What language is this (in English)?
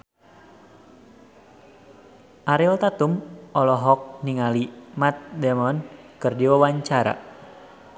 Sundanese